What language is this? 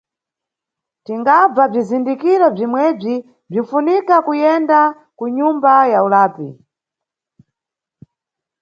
Nyungwe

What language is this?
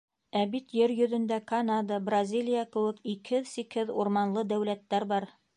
Bashkir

